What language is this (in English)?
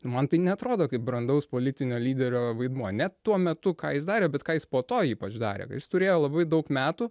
Lithuanian